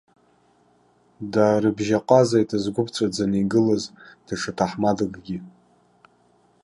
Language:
Abkhazian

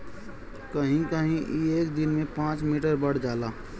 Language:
Bhojpuri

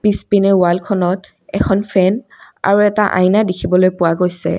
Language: Assamese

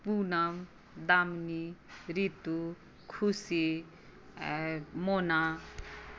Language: Maithili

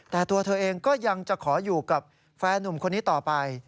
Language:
Thai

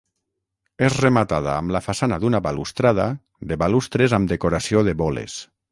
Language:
Catalan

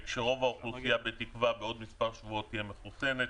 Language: Hebrew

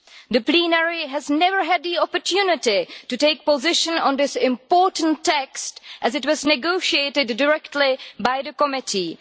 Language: English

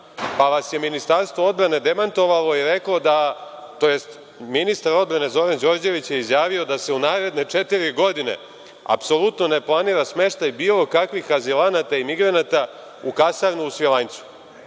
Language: Serbian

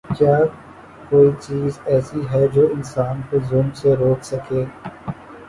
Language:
Urdu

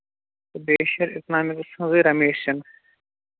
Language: Kashmiri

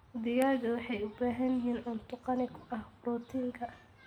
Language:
Somali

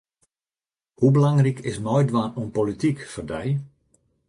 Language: Western Frisian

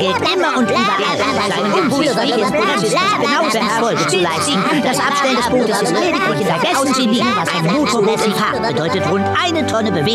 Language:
German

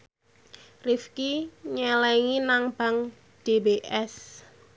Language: Javanese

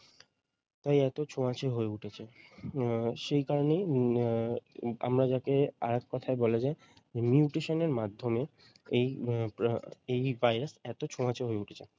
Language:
Bangla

